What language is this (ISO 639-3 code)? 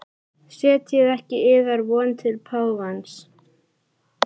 isl